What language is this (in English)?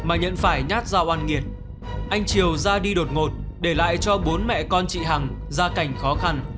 Vietnamese